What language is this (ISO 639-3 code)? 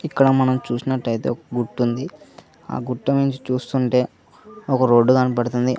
tel